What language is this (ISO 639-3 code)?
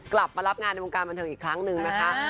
tha